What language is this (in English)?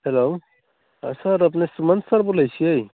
Maithili